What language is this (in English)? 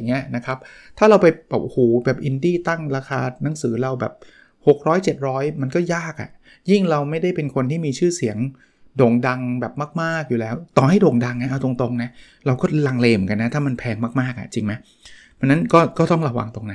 Thai